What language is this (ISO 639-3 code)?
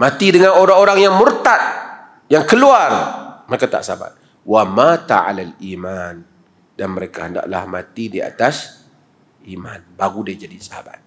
msa